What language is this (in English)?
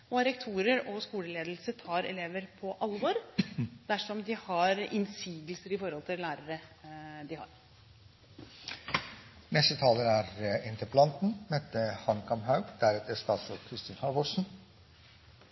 Norwegian Bokmål